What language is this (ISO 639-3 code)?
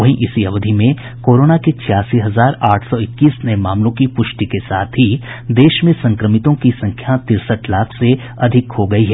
hin